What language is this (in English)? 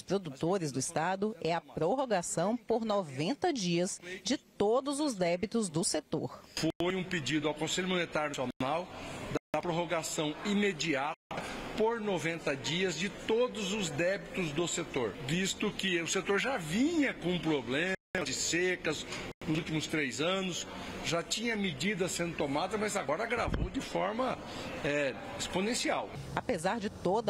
Portuguese